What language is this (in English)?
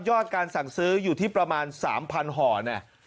Thai